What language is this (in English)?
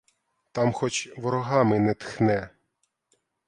Ukrainian